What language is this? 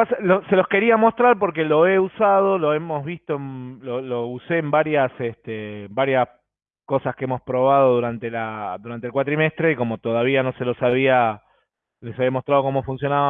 Spanish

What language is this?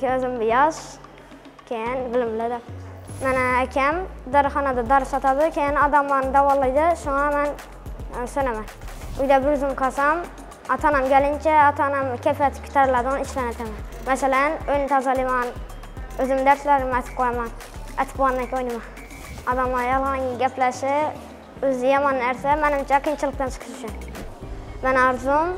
Turkish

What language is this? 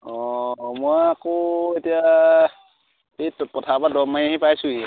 Assamese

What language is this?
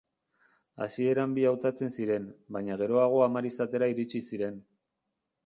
Basque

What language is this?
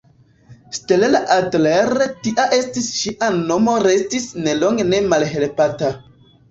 Esperanto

